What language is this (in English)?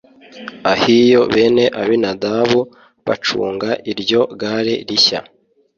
Kinyarwanda